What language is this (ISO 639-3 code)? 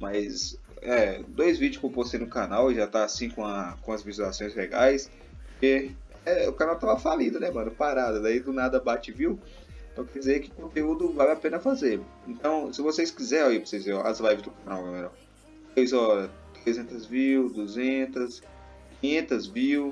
por